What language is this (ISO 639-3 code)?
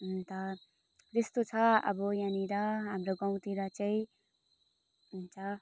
nep